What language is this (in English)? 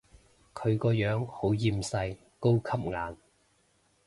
Cantonese